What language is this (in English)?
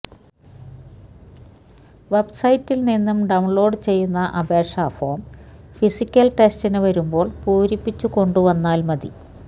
Malayalam